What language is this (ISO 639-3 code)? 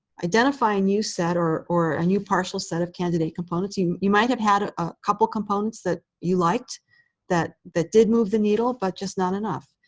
eng